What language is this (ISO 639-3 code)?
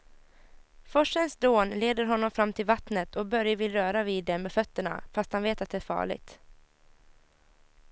swe